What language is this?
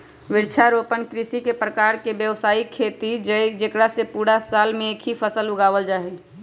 Magahi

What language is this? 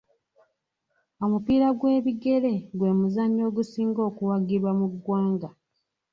Ganda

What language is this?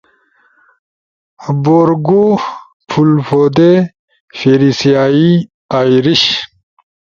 Ushojo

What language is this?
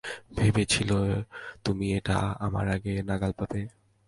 Bangla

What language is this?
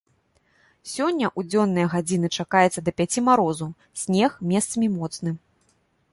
Belarusian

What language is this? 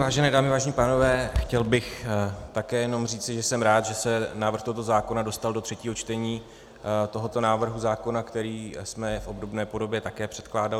Czech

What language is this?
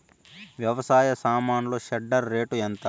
Telugu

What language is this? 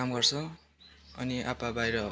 Nepali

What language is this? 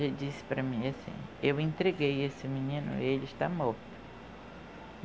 Portuguese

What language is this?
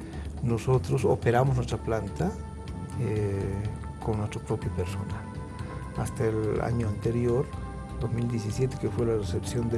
Spanish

